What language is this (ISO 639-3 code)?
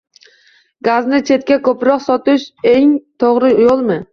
uzb